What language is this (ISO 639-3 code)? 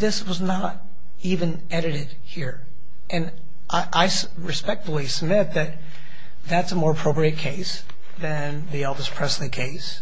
eng